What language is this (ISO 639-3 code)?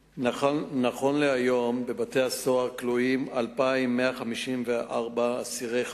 heb